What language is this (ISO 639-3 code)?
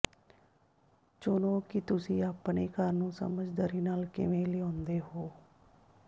pan